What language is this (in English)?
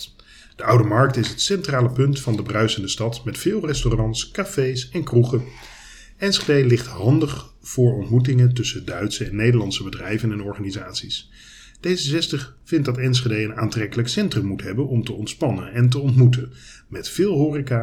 Dutch